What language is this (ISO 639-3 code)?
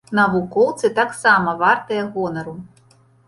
bel